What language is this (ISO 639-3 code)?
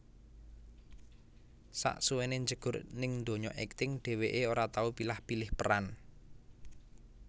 jav